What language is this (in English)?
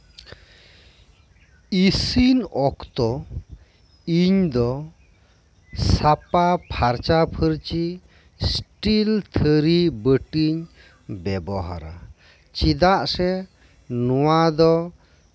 Santali